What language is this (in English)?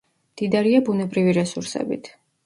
Georgian